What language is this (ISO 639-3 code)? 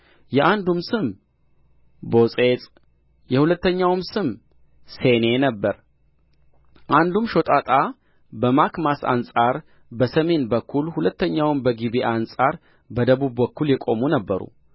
amh